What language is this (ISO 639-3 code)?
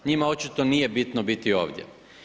hrv